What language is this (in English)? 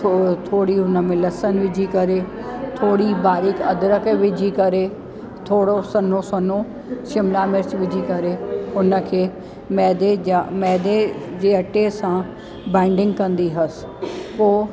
Sindhi